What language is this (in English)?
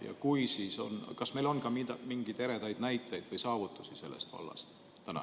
Estonian